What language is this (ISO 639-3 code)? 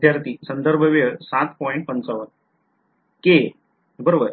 mar